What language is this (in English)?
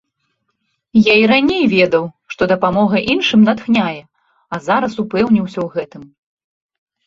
Belarusian